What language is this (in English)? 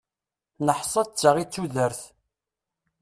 Kabyle